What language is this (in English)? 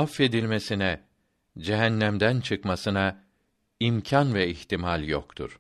Turkish